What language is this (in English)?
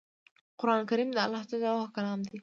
Pashto